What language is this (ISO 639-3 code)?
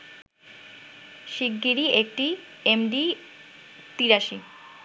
ben